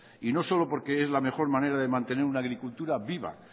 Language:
Spanish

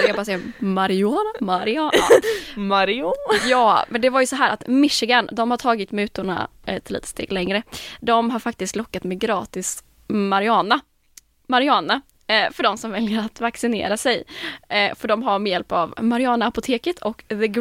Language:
Swedish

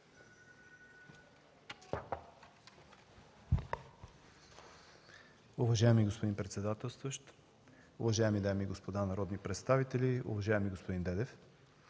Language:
Bulgarian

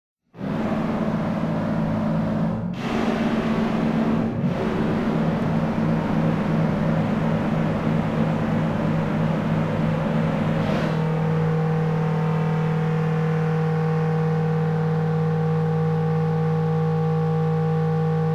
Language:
English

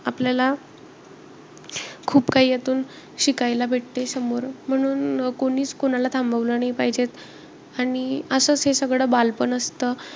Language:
Marathi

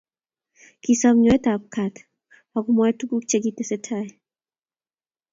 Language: Kalenjin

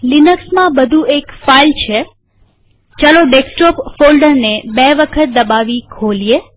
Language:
Gujarati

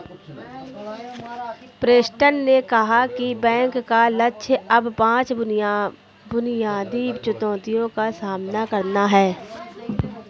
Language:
Hindi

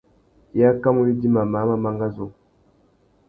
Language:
Tuki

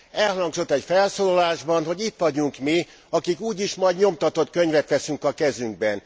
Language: Hungarian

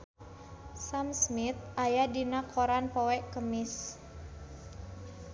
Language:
Sundanese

